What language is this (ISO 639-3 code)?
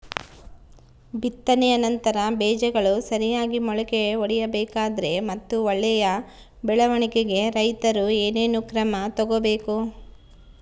kan